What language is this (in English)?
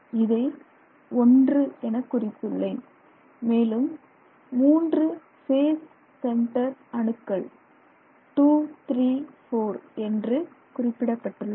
Tamil